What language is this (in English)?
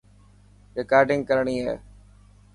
Dhatki